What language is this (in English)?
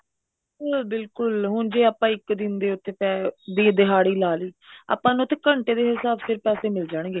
Punjabi